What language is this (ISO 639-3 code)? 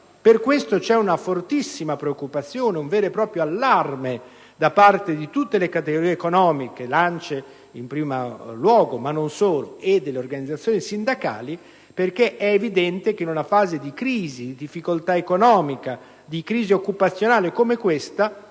ita